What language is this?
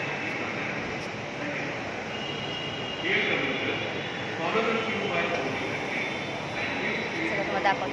Romanian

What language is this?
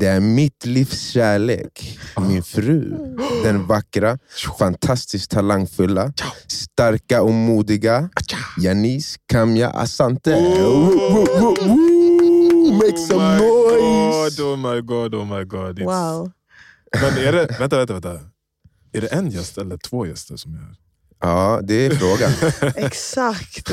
Swedish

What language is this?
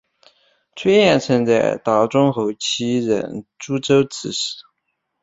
Chinese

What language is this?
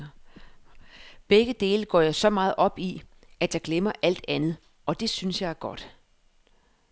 Danish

